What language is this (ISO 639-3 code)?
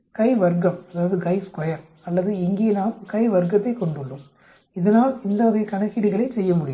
tam